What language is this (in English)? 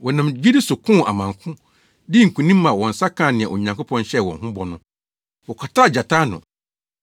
Akan